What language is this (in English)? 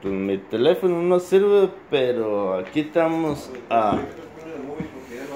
Spanish